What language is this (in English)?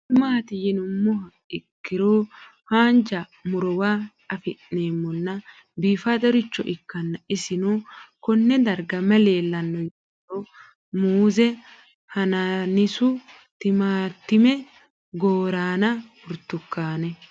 Sidamo